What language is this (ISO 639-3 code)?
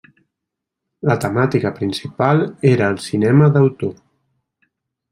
cat